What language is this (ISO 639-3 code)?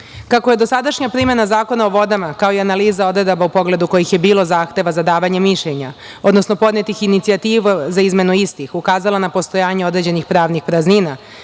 srp